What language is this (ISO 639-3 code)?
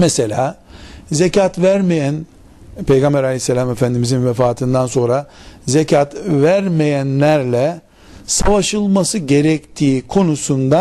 tur